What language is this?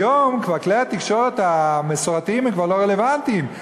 Hebrew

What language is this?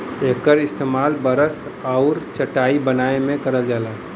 Bhojpuri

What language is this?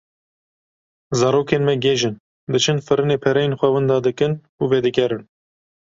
Kurdish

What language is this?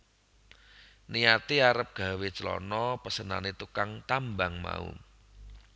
Javanese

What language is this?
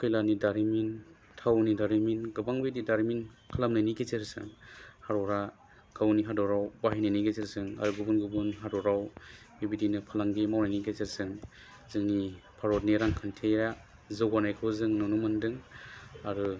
Bodo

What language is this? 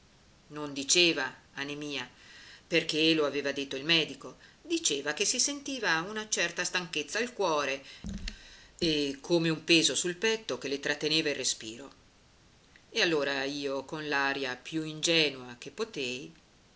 Italian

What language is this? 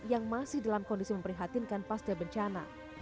Indonesian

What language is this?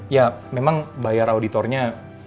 Indonesian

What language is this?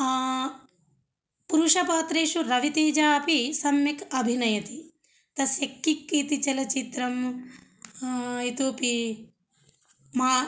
Sanskrit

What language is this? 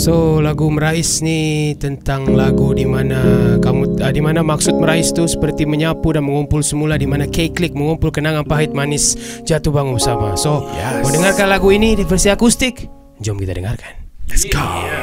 Malay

